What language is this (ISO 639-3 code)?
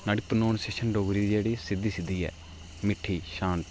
doi